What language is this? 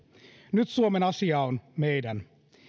Finnish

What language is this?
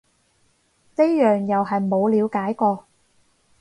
Cantonese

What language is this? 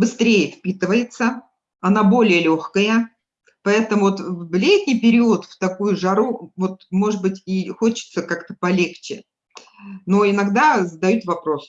Russian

